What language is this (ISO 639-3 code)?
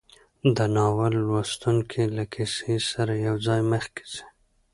pus